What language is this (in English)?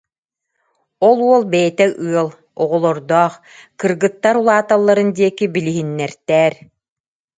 Yakut